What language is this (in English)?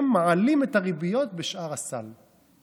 Hebrew